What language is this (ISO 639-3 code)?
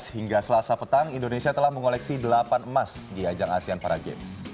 ind